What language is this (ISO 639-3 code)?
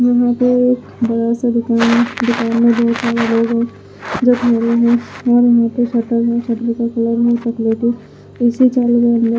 hin